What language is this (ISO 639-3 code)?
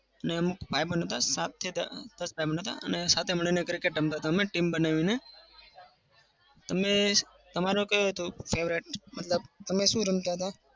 guj